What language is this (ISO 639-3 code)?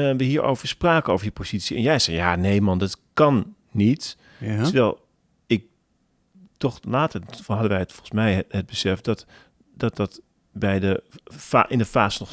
nld